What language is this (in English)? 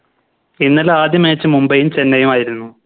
Malayalam